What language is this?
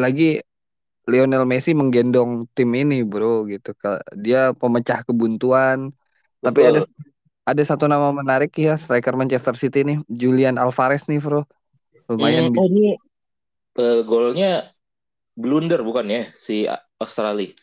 Indonesian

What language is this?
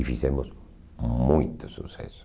Portuguese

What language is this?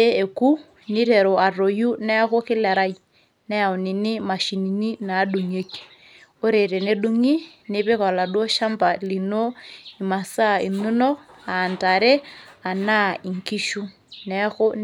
Masai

